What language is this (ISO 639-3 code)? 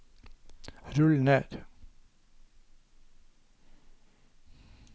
nor